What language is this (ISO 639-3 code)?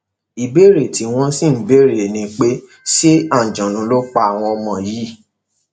yor